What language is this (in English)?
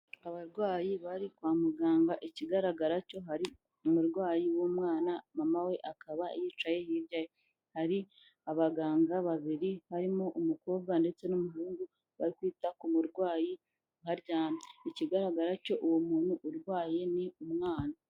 Kinyarwanda